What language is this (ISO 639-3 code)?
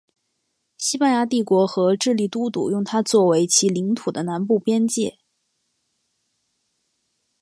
zho